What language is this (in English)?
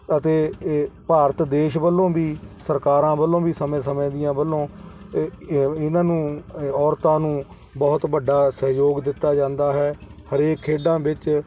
Punjabi